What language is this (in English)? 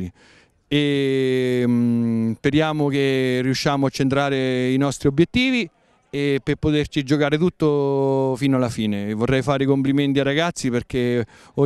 Italian